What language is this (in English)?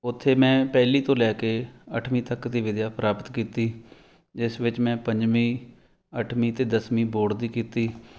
Punjabi